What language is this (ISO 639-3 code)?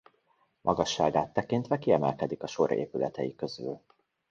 hun